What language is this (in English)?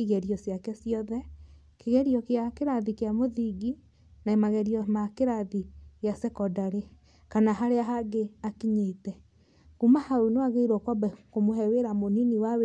Kikuyu